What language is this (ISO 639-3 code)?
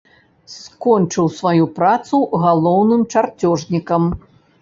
bel